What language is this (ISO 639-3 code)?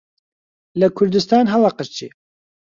ckb